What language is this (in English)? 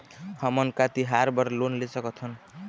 Chhattisgarhi